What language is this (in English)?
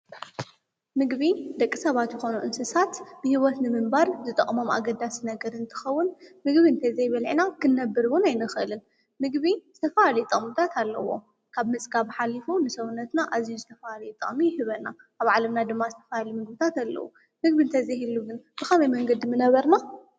Tigrinya